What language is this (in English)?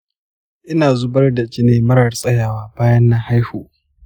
Hausa